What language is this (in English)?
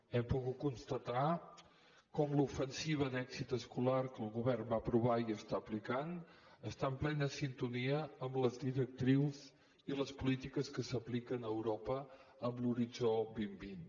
Catalan